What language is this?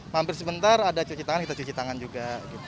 Indonesian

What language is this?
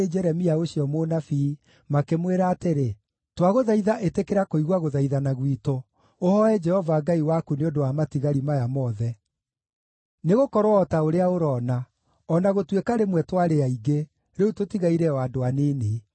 Kikuyu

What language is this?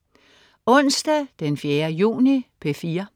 Danish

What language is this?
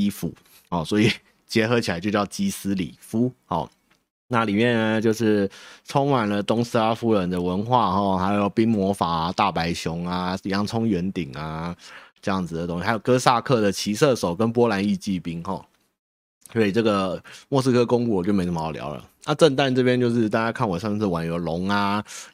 Chinese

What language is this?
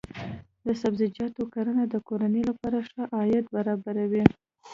Pashto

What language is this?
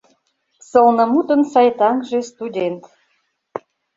Mari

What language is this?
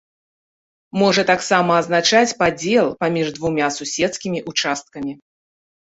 Belarusian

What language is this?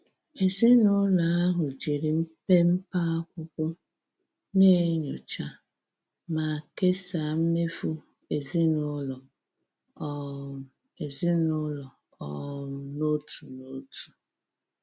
Igbo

